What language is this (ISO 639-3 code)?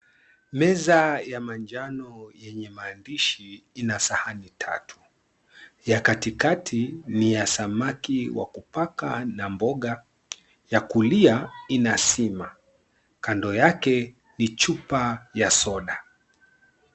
swa